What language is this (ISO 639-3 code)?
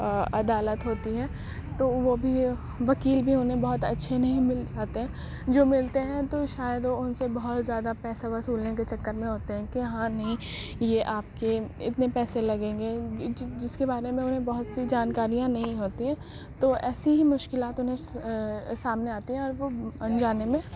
urd